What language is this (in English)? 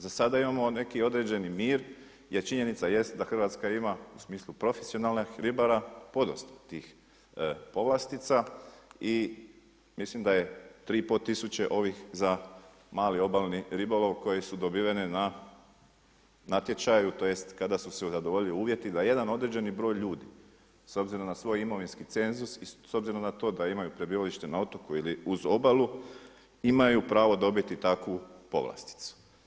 Croatian